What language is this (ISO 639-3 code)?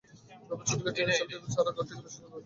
ben